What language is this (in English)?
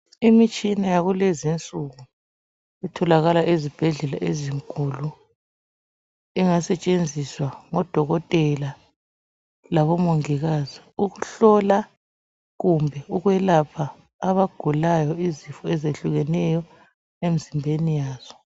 North Ndebele